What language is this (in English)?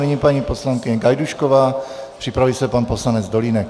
Czech